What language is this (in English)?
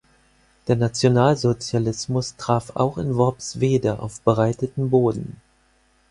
German